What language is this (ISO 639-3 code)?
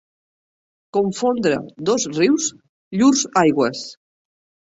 cat